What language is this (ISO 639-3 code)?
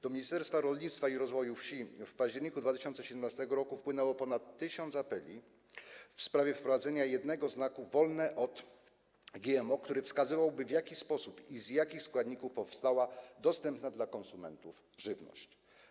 pol